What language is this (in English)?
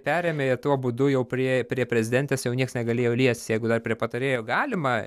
Lithuanian